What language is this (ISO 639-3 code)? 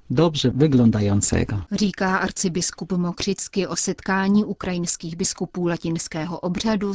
ces